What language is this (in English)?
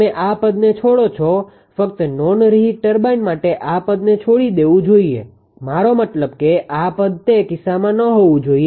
Gujarati